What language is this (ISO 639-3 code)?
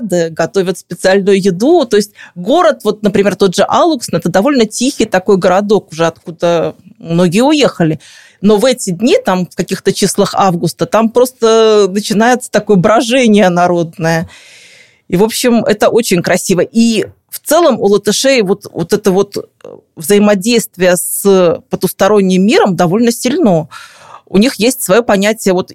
rus